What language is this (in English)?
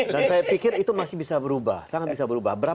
Indonesian